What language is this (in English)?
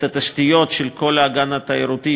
Hebrew